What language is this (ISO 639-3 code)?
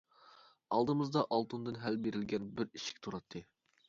uig